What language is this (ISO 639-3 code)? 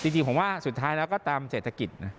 tha